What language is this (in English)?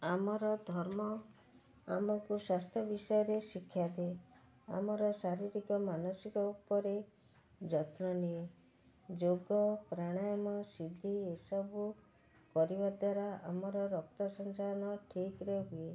Odia